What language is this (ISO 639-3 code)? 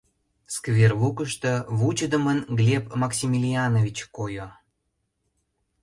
chm